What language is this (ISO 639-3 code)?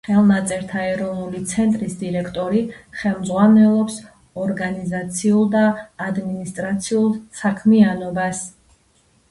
kat